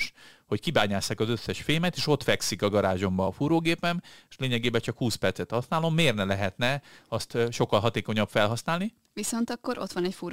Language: Hungarian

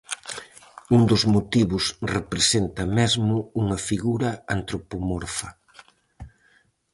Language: Galician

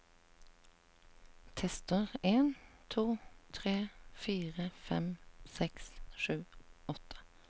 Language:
Norwegian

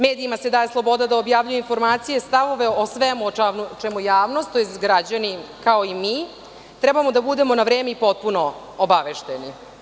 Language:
Serbian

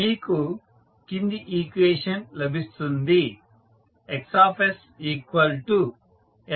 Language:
Telugu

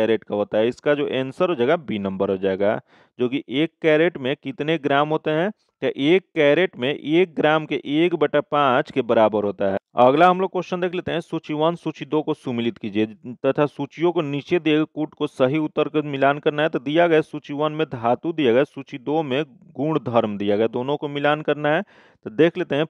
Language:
Hindi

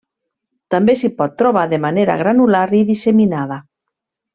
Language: Catalan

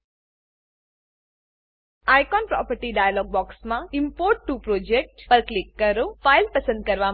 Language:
Gujarati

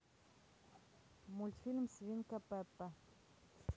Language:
Russian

